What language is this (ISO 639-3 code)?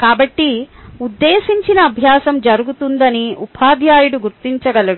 tel